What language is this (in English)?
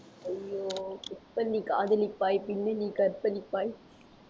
Tamil